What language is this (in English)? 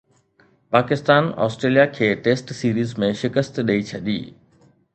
Sindhi